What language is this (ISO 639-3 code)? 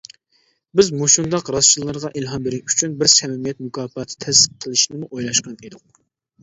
uig